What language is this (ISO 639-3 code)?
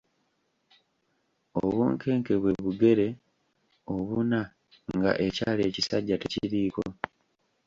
lug